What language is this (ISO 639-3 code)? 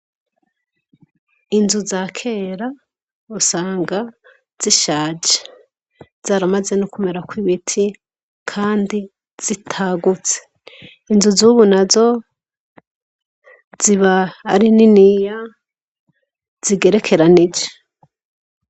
run